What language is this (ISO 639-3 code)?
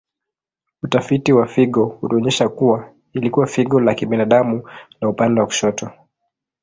swa